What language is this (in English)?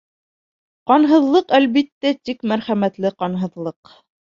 Bashkir